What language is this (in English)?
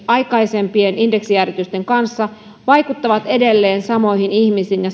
Finnish